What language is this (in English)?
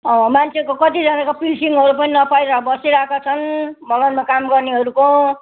Nepali